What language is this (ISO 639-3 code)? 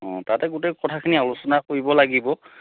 asm